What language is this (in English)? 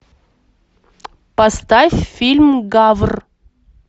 Russian